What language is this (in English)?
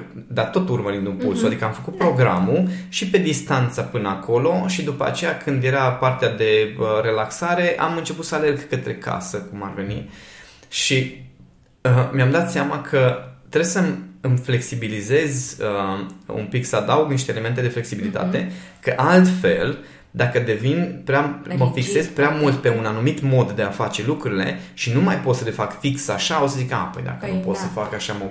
Romanian